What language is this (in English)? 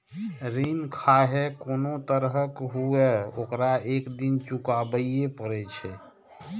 Maithili